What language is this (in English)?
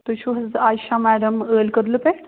Kashmiri